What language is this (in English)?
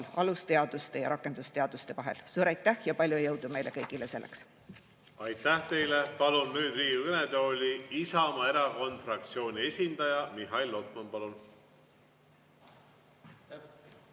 Estonian